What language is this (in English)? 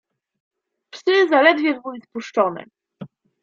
Polish